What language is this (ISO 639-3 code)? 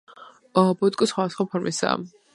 kat